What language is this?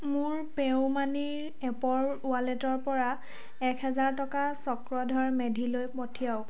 Assamese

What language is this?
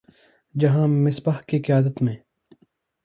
Urdu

